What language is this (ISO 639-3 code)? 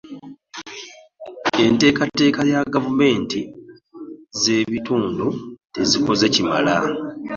lug